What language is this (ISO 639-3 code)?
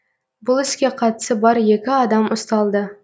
kaz